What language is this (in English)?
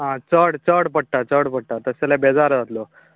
Konkani